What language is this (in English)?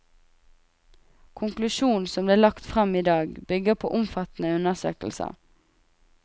Norwegian